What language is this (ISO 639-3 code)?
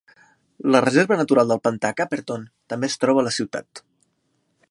cat